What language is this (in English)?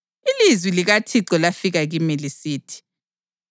North Ndebele